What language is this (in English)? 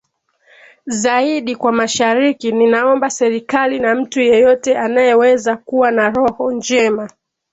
Swahili